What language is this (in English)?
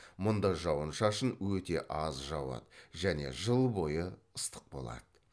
Kazakh